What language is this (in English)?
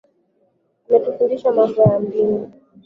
Swahili